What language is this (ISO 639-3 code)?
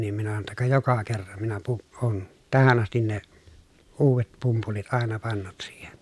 fin